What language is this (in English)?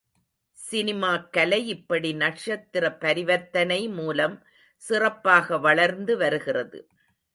Tamil